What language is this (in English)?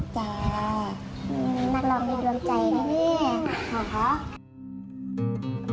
Thai